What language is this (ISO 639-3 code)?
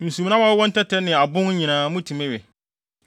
aka